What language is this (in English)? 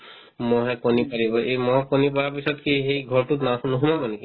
Assamese